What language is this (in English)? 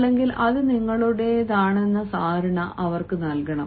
Malayalam